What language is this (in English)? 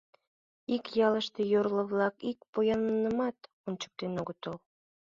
Mari